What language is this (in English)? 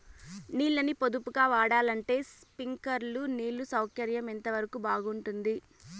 Telugu